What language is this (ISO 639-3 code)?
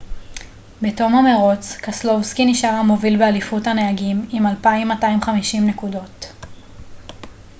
heb